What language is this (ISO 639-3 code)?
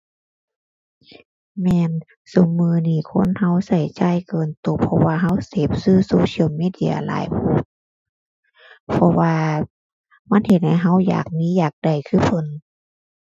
tha